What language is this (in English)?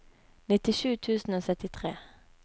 Norwegian